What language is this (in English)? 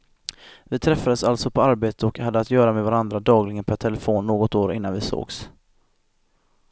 Swedish